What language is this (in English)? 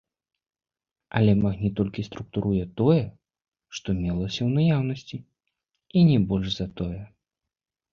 Belarusian